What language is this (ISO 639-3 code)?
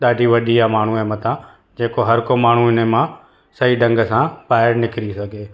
snd